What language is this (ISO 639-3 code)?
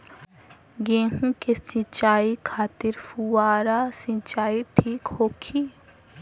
bho